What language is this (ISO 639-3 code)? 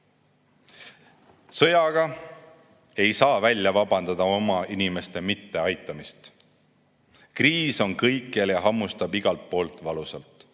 est